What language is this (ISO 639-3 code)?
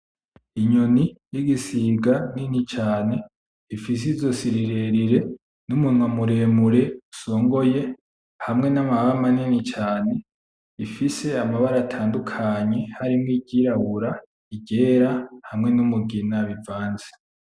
run